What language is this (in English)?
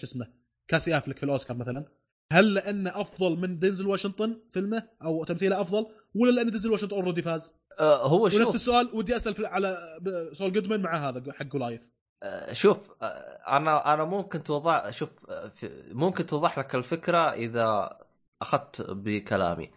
Arabic